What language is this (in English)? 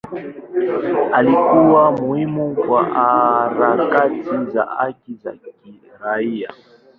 Swahili